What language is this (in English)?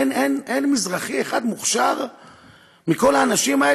Hebrew